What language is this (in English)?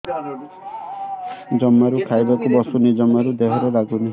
Odia